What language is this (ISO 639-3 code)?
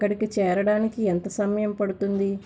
tel